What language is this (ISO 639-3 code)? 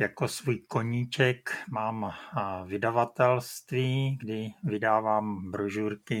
ces